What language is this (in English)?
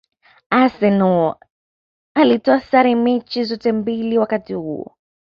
Swahili